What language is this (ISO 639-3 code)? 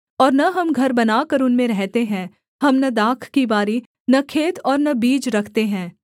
hin